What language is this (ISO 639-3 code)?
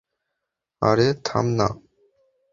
ben